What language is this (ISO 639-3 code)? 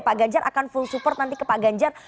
ind